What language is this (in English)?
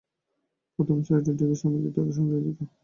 Bangla